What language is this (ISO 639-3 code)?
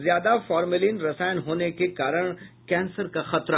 hin